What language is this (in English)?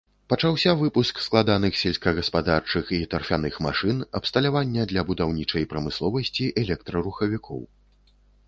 Belarusian